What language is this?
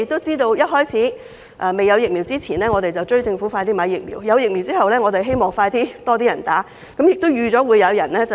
Cantonese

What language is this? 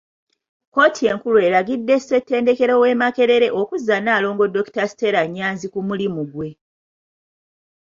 Ganda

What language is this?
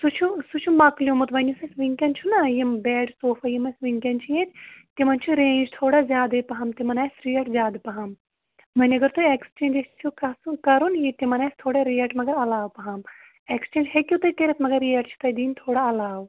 Kashmiri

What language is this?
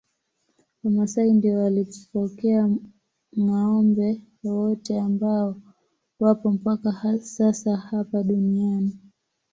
Swahili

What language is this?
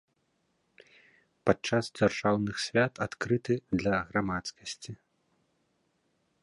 Belarusian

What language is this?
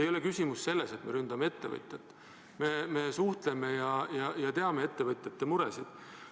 Estonian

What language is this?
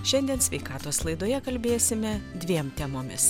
Lithuanian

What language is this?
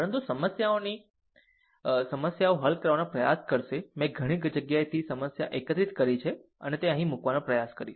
Gujarati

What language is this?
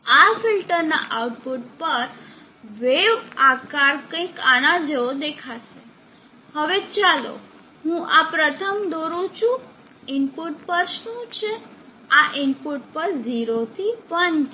Gujarati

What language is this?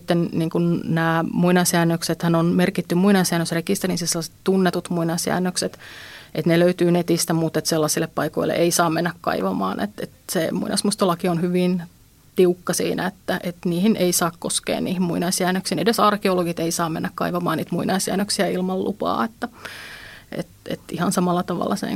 Finnish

